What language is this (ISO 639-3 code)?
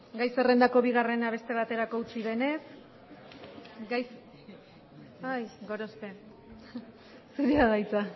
eus